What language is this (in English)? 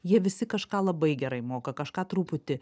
Lithuanian